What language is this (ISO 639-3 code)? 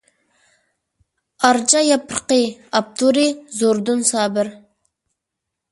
uig